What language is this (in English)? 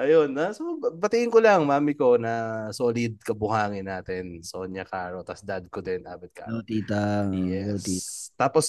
Filipino